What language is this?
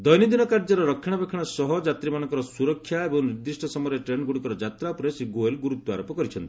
Odia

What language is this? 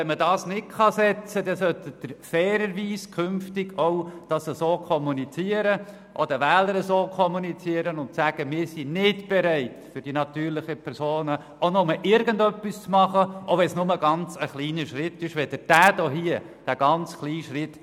Swiss German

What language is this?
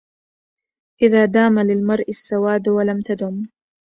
Arabic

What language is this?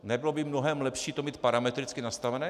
Czech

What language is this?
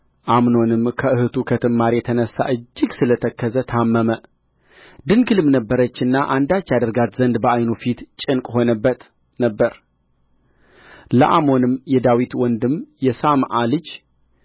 Amharic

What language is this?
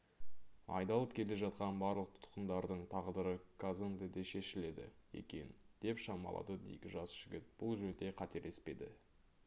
Kazakh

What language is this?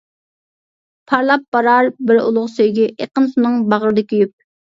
Uyghur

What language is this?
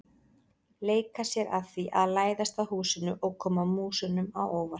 Icelandic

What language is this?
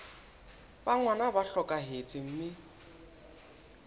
Southern Sotho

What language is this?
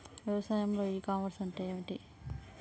Telugu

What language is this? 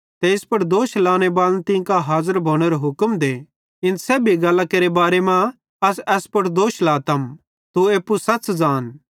Bhadrawahi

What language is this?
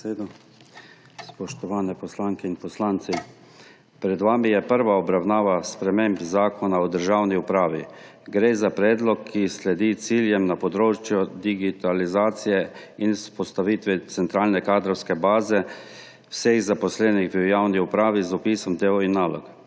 Slovenian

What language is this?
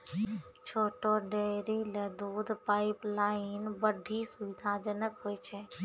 Maithili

